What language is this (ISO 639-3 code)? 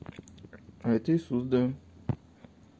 rus